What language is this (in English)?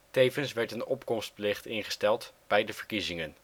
Dutch